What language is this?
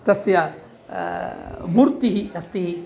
Sanskrit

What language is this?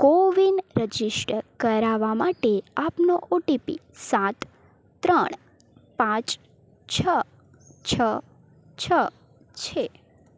Gujarati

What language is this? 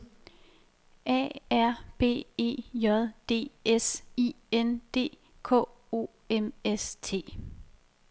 Danish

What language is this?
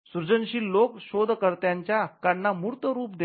Marathi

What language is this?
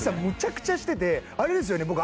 Japanese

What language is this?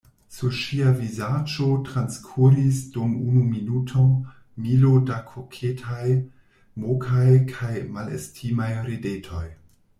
Esperanto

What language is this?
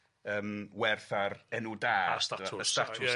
Welsh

